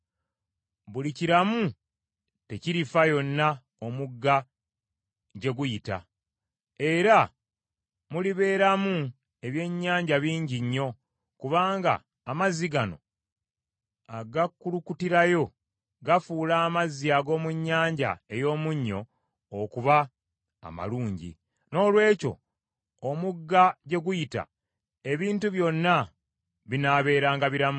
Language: Ganda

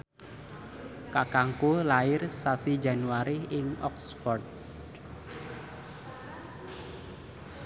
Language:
Javanese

